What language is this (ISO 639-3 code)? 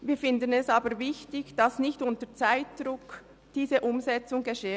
gsw